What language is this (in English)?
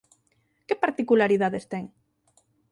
Galician